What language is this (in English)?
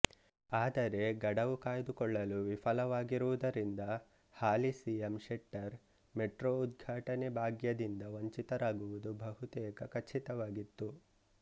Kannada